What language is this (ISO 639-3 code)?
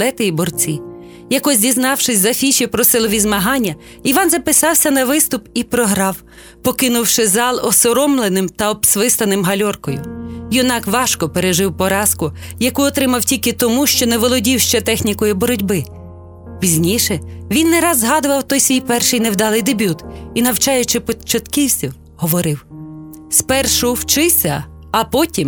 ukr